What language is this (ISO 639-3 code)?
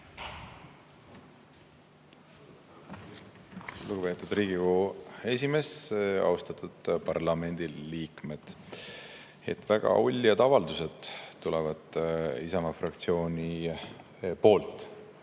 est